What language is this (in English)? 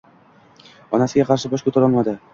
Uzbek